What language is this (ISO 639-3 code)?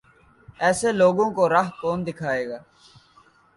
urd